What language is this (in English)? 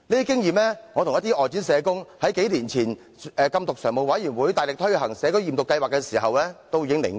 Cantonese